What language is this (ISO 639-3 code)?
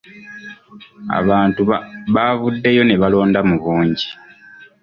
lug